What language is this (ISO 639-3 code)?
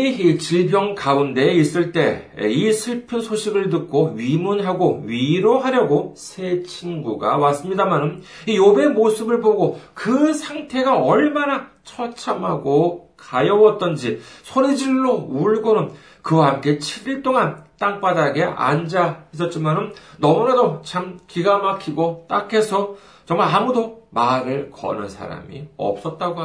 kor